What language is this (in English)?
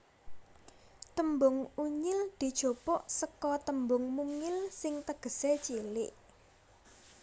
Javanese